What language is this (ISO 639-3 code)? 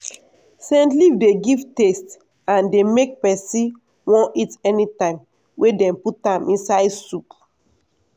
pcm